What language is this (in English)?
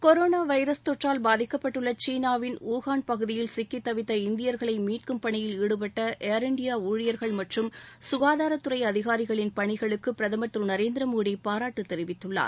Tamil